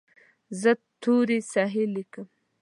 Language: Pashto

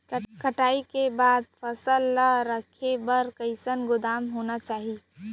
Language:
Chhattisgarhi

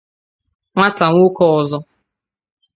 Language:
Igbo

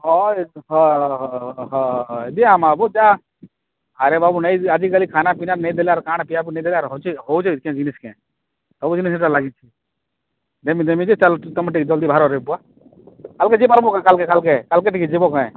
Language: Odia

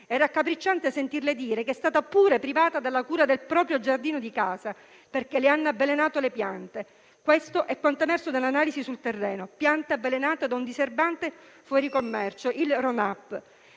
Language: Italian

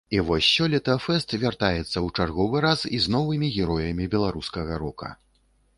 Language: Belarusian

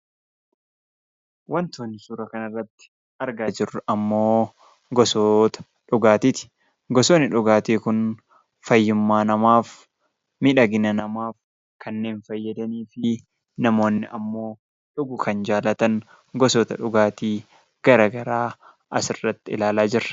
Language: Oromo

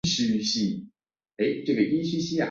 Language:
Chinese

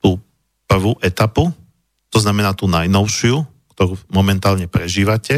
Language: Slovak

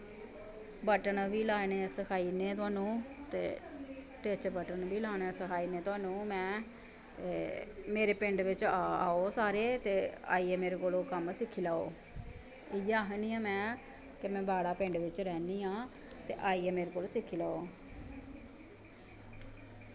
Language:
Dogri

